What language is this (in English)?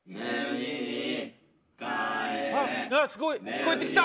Japanese